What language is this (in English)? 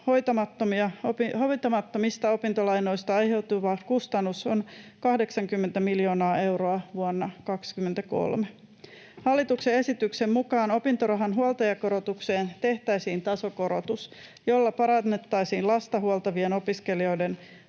Finnish